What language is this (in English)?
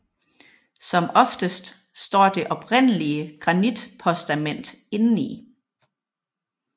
Danish